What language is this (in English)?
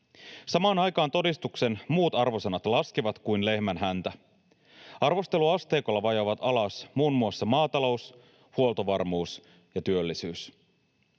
Finnish